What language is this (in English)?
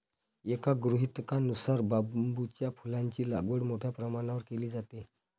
Marathi